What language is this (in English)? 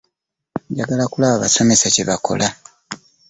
Ganda